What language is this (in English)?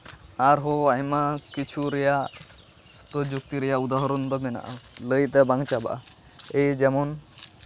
Santali